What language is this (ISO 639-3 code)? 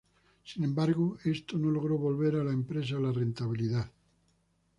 spa